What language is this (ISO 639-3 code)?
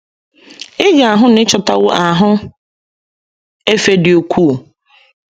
ibo